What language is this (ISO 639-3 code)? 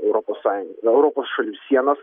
lit